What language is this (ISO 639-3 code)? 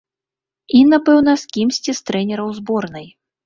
bel